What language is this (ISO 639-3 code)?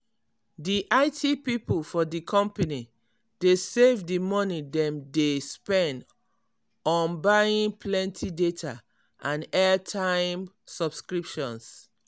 pcm